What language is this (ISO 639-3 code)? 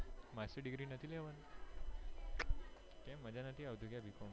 guj